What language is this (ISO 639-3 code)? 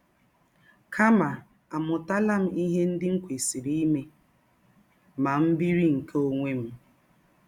ibo